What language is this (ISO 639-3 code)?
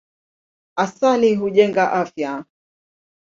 swa